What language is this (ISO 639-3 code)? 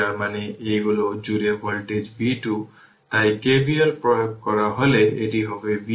ben